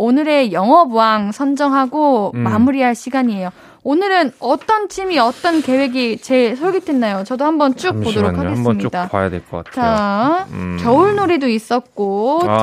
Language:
Korean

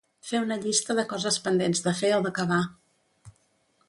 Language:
Catalan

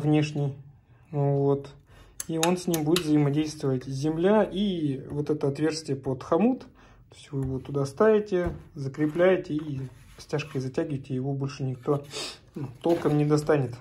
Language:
Russian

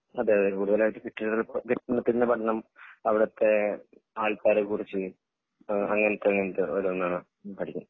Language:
Malayalam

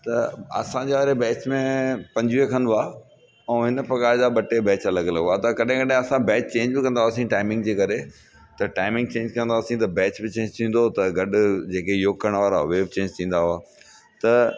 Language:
Sindhi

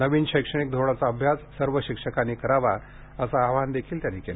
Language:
Marathi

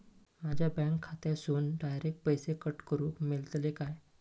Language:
Marathi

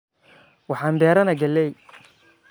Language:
Somali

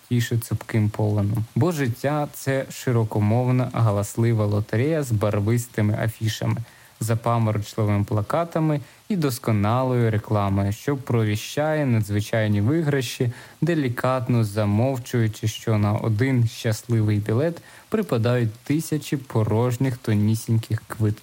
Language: Ukrainian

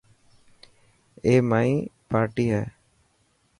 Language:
Dhatki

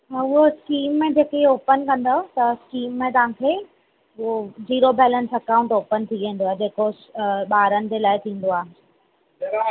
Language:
Sindhi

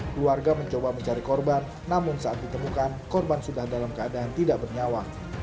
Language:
Indonesian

